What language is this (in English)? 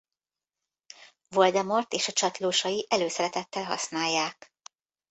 Hungarian